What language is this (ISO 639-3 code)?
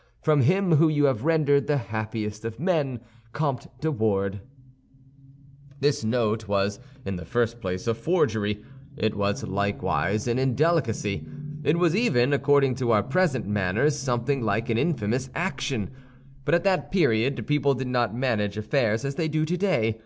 eng